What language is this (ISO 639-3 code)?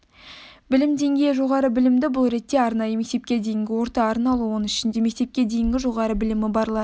kaz